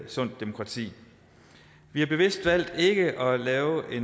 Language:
Danish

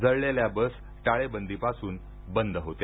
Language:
Marathi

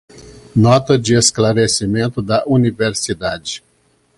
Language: Portuguese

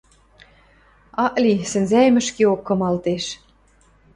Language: Western Mari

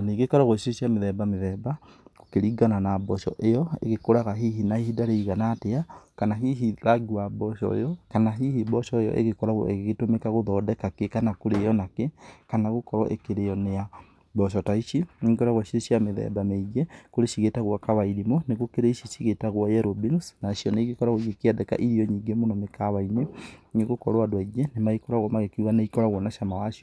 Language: Kikuyu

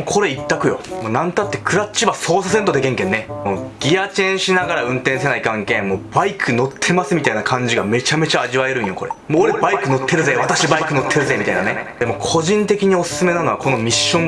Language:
Japanese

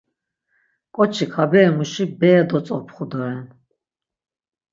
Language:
Laz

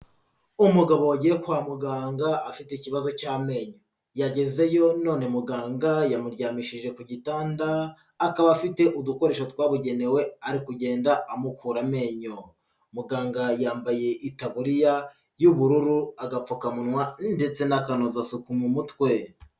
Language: Kinyarwanda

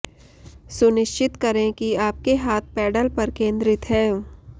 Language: Hindi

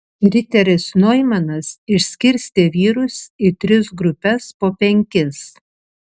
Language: Lithuanian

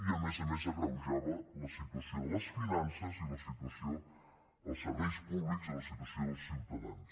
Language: Catalan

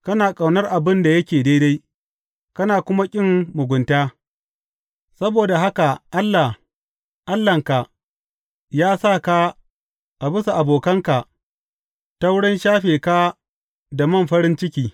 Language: Hausa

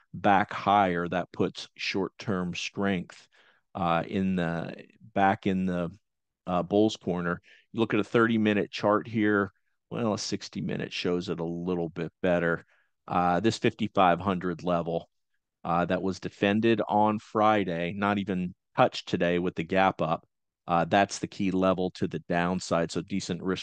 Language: English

